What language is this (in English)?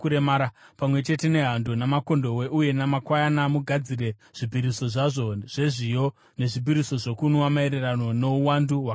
Shona